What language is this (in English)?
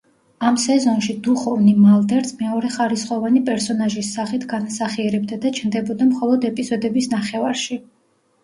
Georgian